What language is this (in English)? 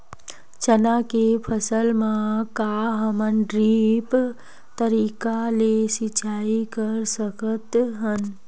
Chhattisgarhi